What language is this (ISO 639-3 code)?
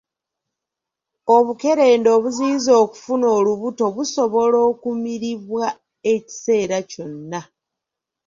lug